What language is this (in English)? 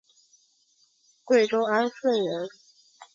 Chinese